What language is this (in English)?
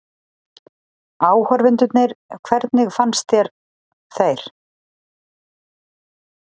Icelandic